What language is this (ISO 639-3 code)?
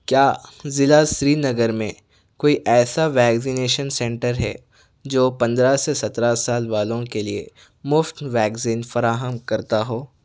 urd